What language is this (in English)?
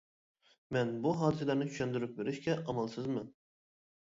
Uyghur